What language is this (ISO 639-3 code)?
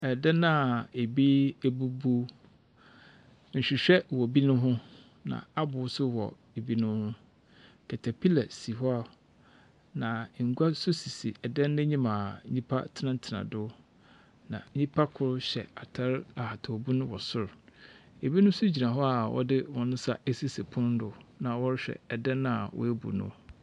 aka